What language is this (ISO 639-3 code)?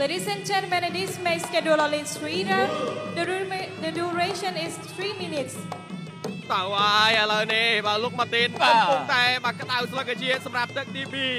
tha